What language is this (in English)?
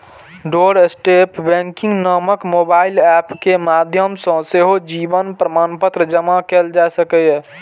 Maithili